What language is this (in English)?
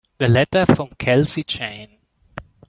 English